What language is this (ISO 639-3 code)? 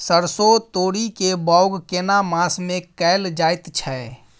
mai